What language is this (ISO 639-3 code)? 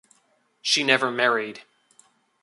eng